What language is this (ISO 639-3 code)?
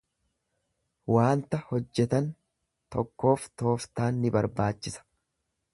orm